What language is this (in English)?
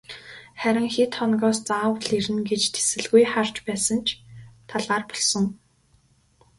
Mongolian